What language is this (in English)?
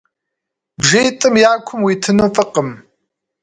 Kabardian